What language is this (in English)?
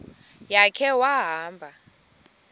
Xhosa